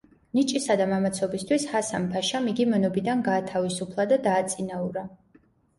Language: Georgian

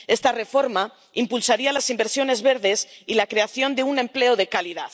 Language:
Spanish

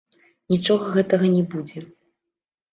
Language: Belarusian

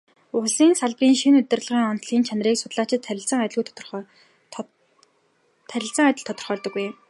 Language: Mongolian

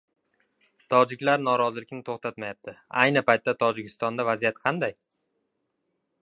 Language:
Uzbek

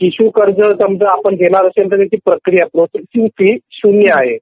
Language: Marathi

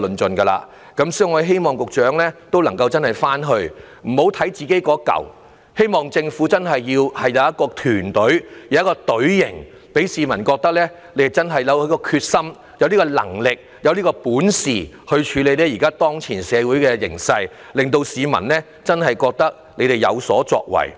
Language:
Cantonese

